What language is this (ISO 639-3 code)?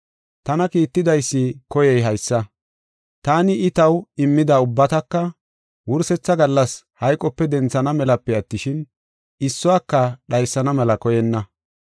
gof